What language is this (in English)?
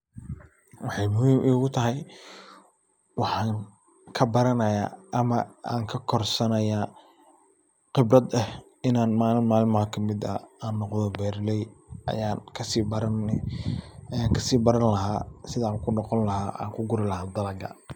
Somali